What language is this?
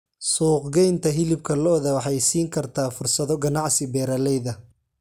Somali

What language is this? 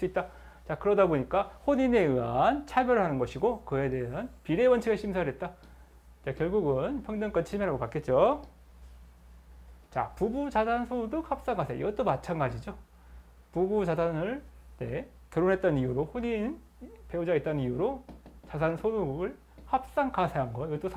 Korean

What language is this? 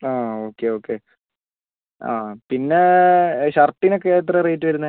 Malayalam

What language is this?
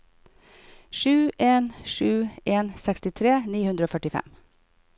Norwegian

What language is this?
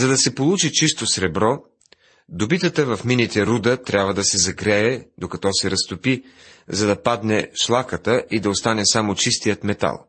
Bulgarian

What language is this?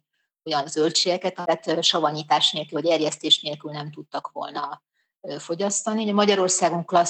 Hungarian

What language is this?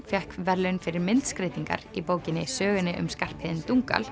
Icelandic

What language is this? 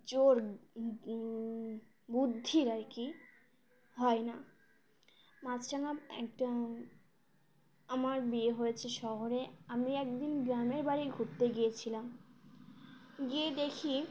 Bangla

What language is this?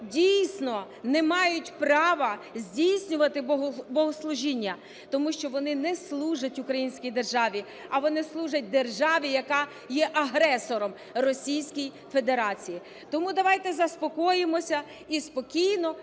Ukrainian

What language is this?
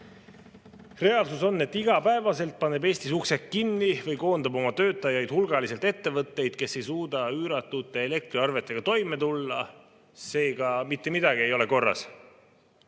Estonian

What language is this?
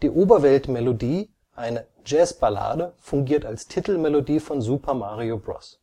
German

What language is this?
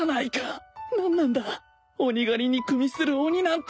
Japanese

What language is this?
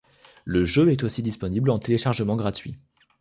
French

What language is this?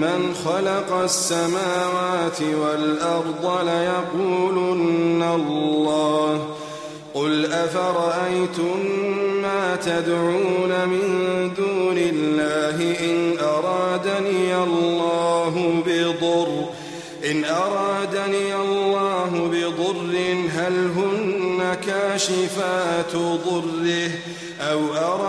Arabic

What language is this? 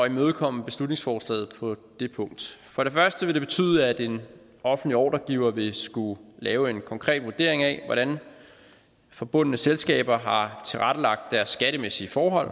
Danish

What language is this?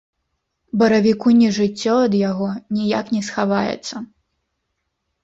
Belarusian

